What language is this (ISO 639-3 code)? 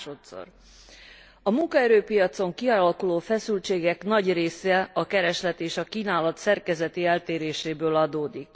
hun